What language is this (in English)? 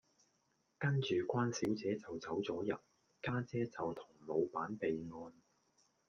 Cantonese